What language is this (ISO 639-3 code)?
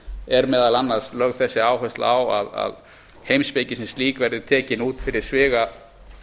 isl